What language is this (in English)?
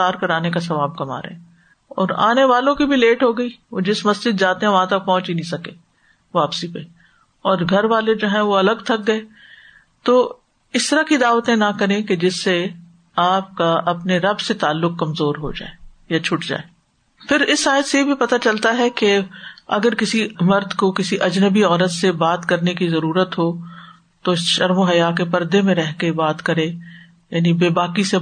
Urdu